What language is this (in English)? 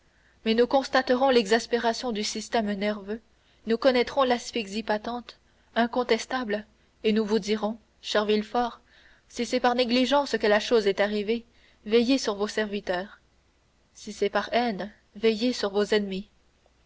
French